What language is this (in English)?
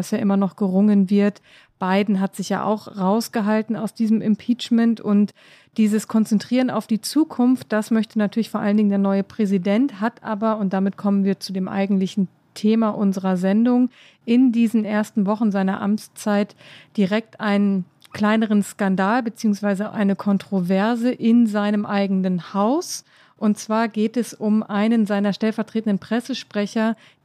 German